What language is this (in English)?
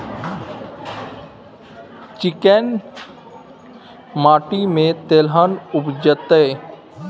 Maithili